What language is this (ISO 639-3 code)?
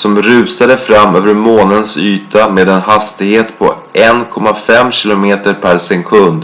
swe